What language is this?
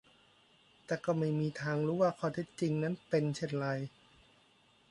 Thai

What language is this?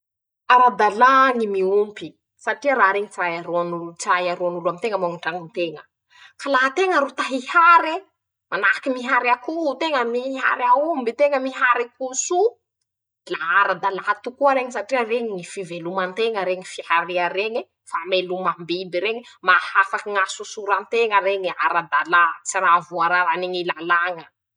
Masikoro Malagasy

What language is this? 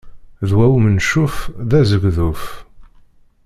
Kabyle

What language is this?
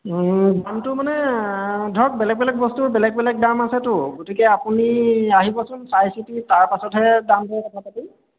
Assamese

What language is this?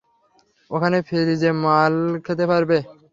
Bangla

